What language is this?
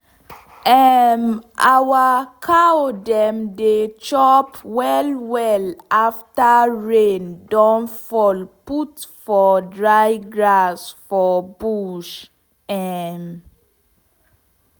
Nigerian Pidgin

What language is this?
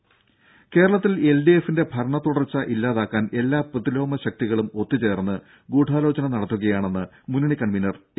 Malayalam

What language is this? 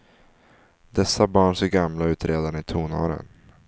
Swedish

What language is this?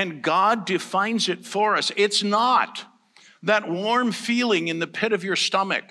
English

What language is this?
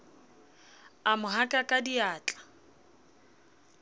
Southern Sotho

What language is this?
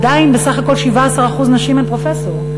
Hebrew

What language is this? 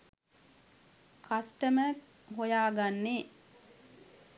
Sinhala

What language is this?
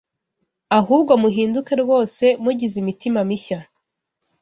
Kinyarwanda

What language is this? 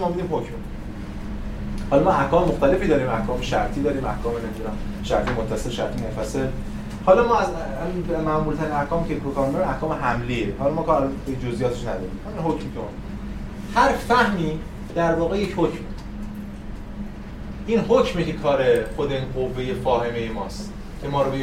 Persian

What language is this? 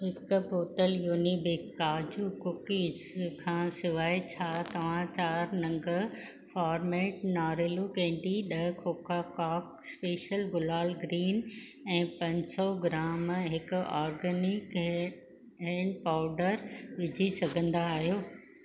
Sindhi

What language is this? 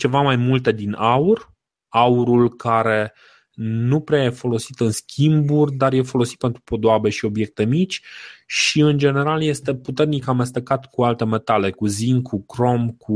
Romanian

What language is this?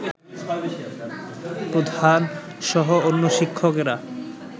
Bangla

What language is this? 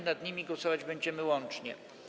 Polish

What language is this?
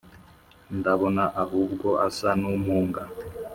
Kinyarwanda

